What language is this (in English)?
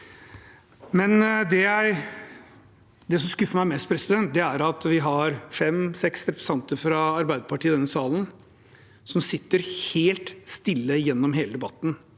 Norwegian